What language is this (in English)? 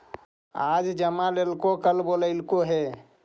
Magahi